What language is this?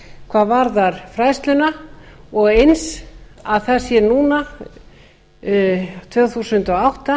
Icelandic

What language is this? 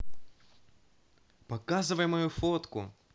Russian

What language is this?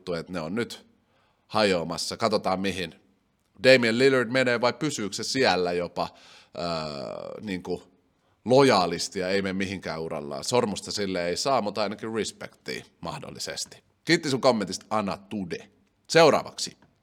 Finnish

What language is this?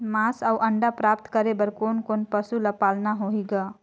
Chhattisgarhi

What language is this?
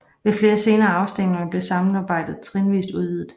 Danish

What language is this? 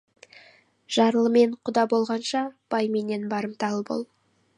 Kazakh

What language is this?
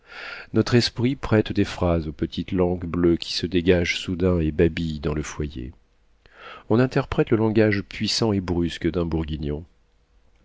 French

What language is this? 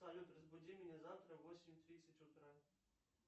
Russian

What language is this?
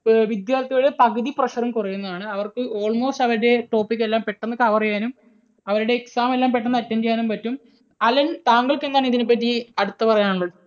Malayalam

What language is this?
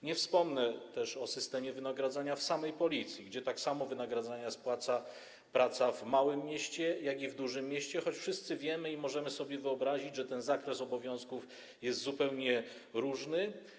Polish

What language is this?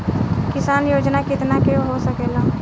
Bhojpuri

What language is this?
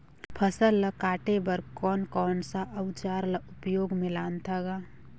Chhattisgarhi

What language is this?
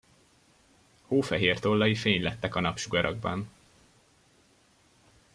Hungarian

